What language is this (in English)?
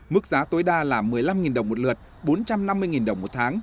Vietnamese